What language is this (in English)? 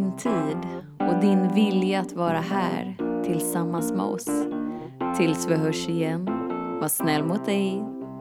Swedish